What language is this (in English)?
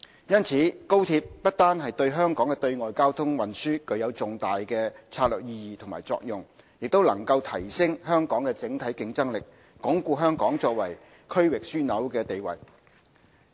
Cantonese